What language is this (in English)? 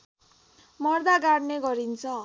Nepali